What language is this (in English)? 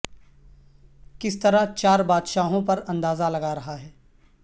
Urdu